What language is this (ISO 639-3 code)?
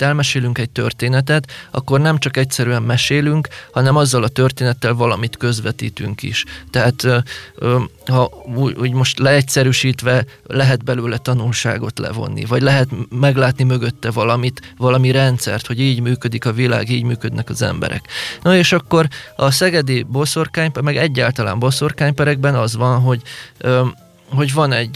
hun